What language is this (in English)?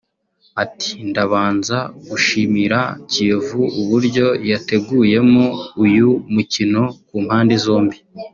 Kinyarwanda